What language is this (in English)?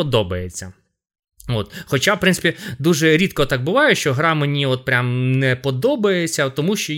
Ukrainian